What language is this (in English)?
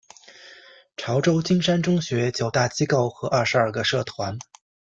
Chinese